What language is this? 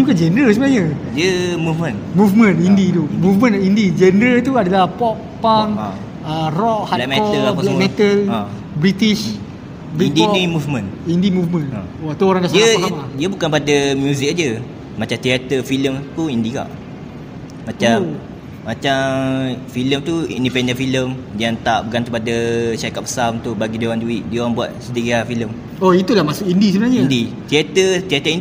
Malay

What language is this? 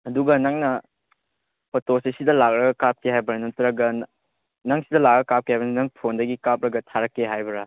Manipuri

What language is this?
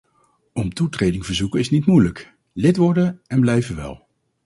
Dutch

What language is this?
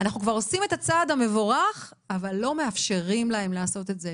Hebrew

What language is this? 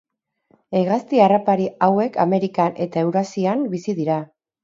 Basque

